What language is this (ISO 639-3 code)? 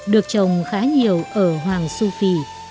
vie